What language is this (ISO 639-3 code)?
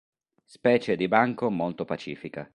ita